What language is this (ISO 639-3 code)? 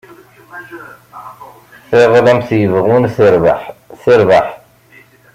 kab